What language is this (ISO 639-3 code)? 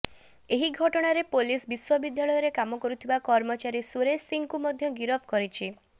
ori